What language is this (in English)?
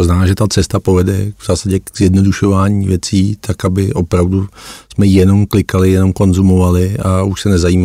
Czech